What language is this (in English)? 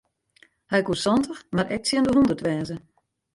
Western Frisian